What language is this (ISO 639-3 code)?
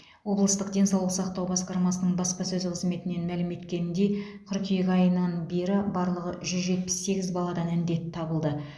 kaz